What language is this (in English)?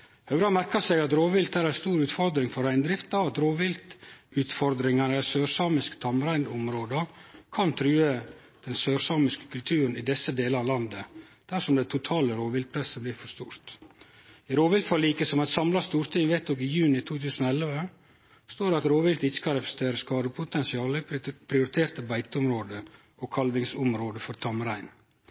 Norwegian Nynorsk